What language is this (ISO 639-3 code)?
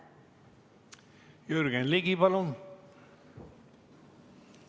est